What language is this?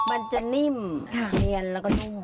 Thai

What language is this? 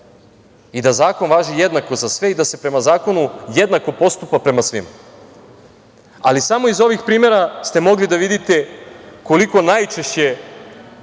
Serbian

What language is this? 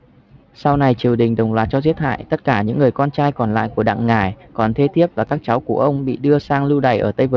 Vietnamese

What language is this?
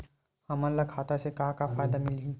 Chhattisgarhi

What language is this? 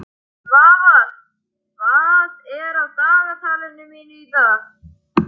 Icelandic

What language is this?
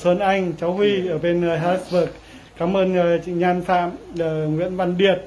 Vietnamese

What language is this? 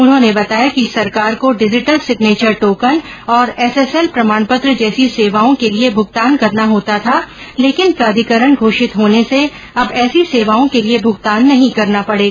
Hindi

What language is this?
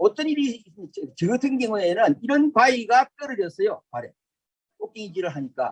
Korean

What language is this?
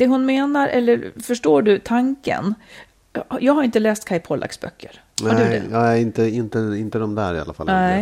Swedish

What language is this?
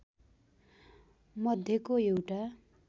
Nepali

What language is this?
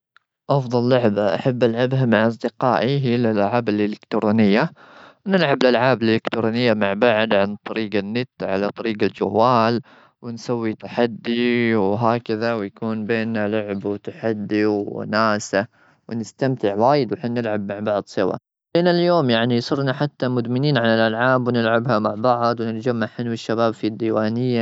Gulf Arabic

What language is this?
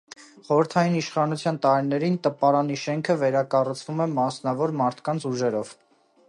Armenian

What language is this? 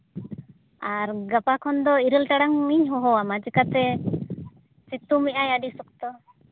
Santali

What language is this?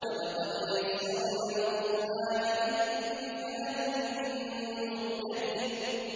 Arabic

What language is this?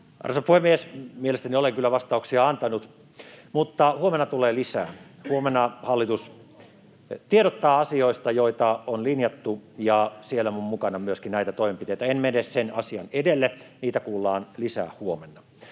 Finnish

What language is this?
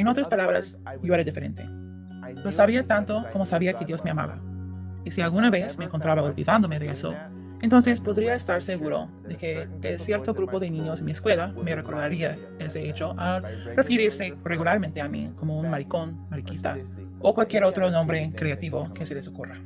Spanish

